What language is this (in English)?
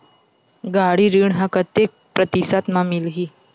Chhattisgarhi